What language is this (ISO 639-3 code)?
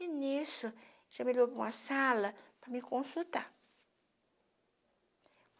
por